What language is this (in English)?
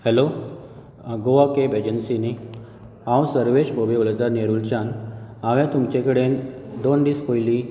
Konkani